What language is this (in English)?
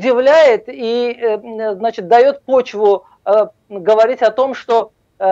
Russian